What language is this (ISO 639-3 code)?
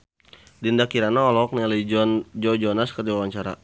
sun